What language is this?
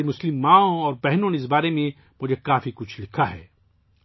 Urdu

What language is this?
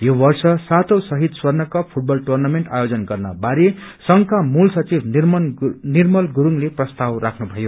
Nepali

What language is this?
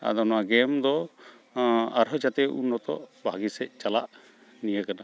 Santali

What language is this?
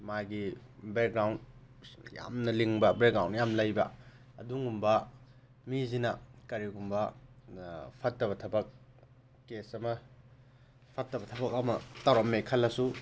Manipuri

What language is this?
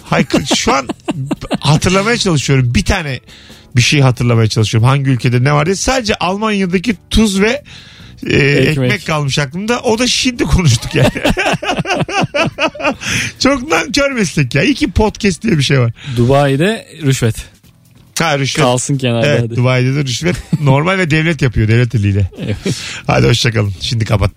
Turkish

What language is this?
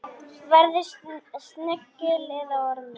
Icelandic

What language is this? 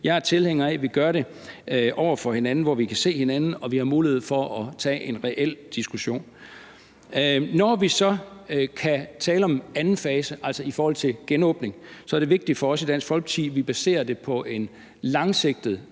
Danish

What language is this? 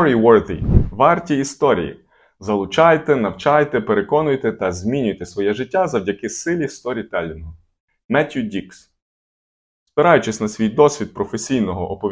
Ukrainian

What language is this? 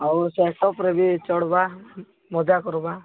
Odia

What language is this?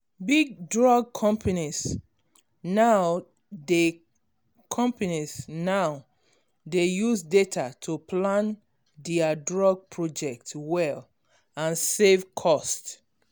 Nigerian Pidgin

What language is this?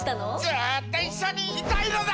Japanese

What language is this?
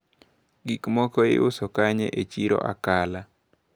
Luo (Kenya and Tanzania)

